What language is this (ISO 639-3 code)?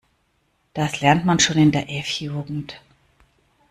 deu